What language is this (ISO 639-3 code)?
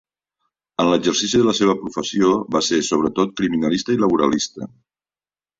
cat